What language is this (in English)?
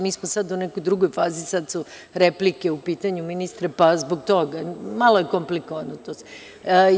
Serbian